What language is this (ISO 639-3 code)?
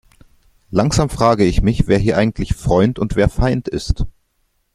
deu